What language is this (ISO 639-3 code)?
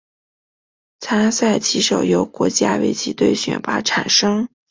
zho